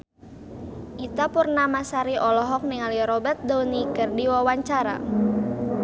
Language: Sundanese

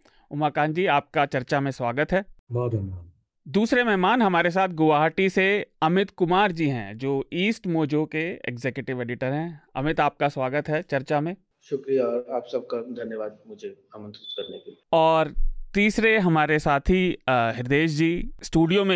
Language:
Hindi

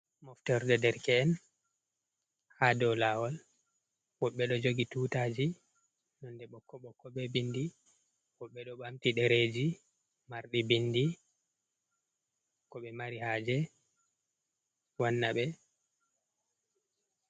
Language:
Fula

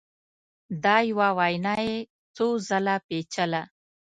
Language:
Pashto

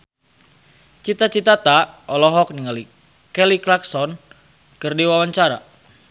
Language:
Sundanese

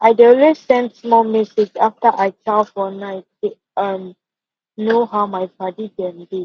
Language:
Nigerian Pidgin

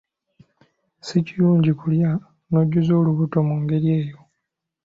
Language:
Ganda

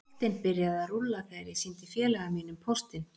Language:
Icelandic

